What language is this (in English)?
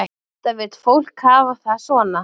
Icelandic